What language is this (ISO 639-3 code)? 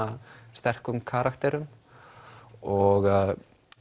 isl